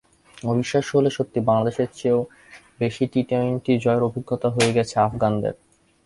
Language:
Bangla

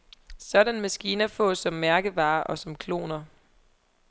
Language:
Danish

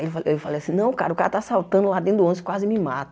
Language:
Portuguese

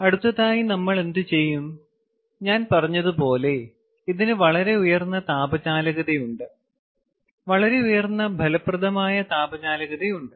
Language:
Malayalam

